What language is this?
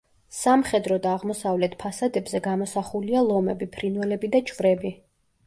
Georgian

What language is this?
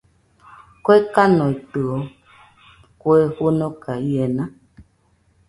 Nüpode Huitoto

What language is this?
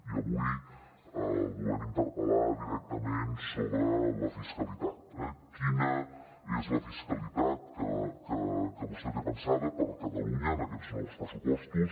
Catalan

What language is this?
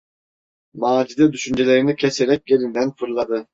Turkish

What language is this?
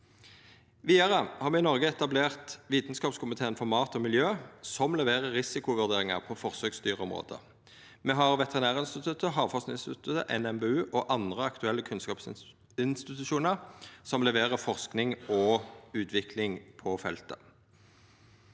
Norwegian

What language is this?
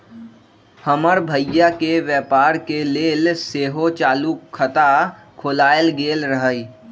Magahi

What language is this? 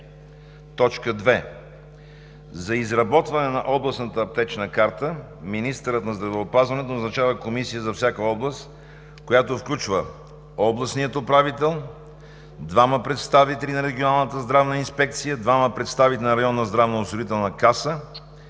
Bulgarian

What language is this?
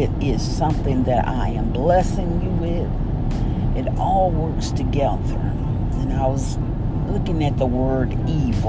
English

